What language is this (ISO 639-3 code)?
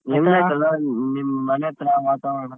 kan